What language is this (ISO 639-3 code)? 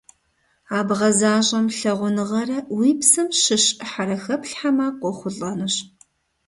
kbd